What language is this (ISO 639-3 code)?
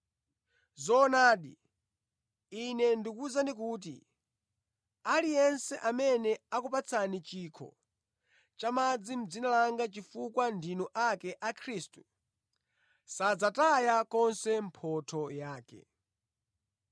nya